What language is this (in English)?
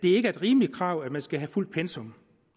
Danish